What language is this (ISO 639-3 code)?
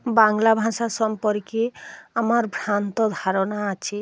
ben